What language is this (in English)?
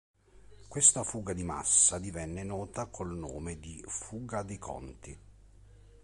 Italian